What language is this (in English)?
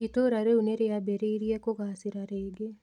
Kikuyu